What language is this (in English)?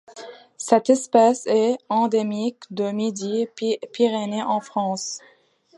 French